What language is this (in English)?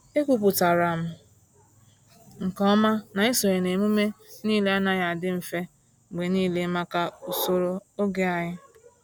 Igbo